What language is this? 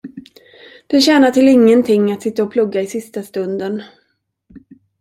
Swedish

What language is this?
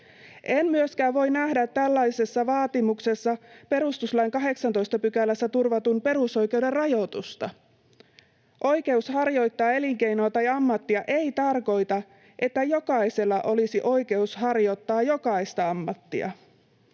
Finnish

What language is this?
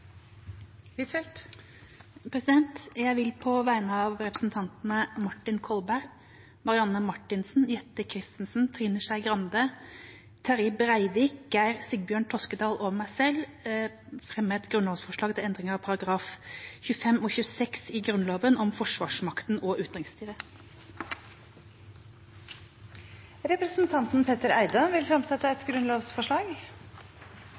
Norwegian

